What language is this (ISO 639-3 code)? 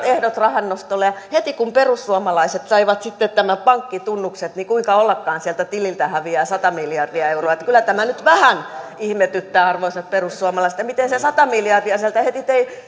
fin